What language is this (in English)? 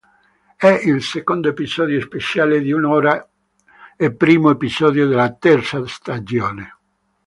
Italian